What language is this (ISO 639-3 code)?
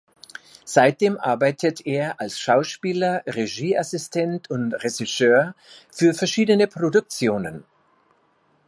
deu